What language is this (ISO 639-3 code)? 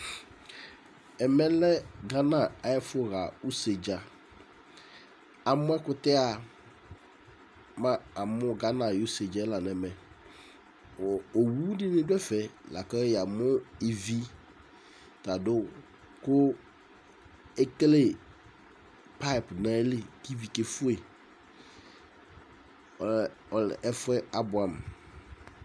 kpo